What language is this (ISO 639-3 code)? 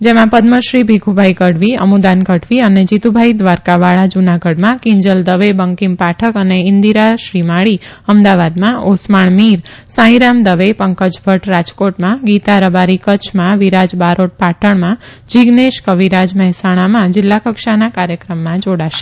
guj